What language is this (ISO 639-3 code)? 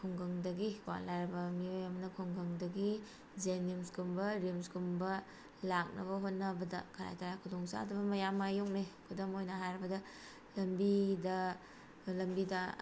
mni